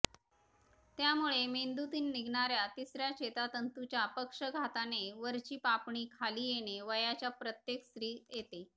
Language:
Marathi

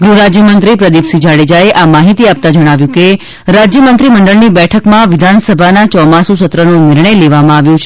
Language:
Gujarati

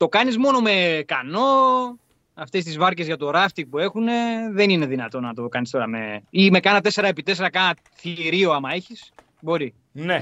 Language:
Greek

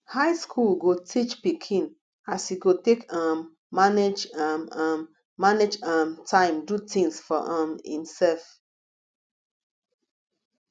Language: Nigerian Pidgin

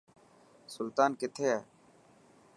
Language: Dhatki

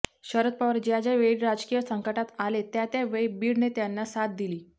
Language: Marathi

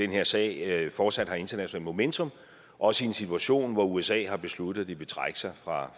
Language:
Danish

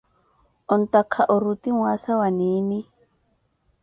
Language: Koti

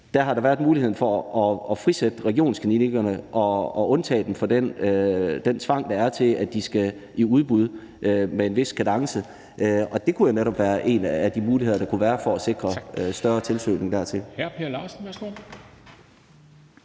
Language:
Danish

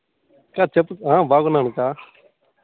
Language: Telugu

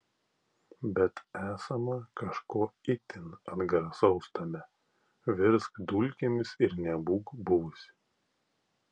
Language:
Lithuanian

